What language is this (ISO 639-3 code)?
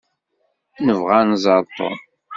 kab